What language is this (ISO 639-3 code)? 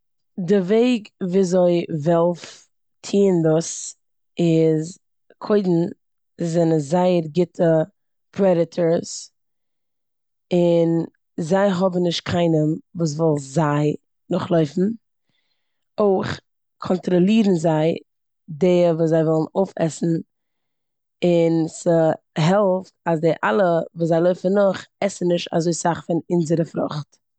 yid